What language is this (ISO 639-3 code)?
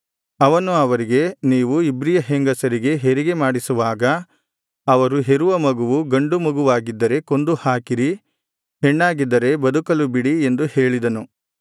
kan